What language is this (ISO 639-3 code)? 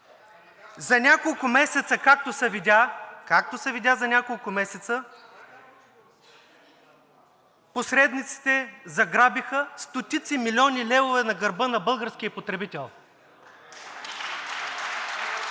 bul